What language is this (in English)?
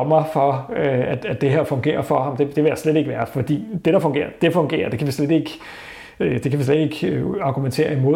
Danish